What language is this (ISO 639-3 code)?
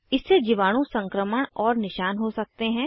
hin